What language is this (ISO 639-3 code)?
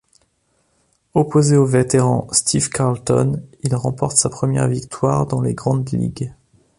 fra